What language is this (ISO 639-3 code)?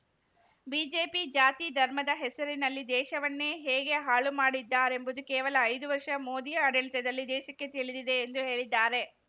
kan